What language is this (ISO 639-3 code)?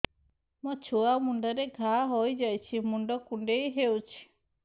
ori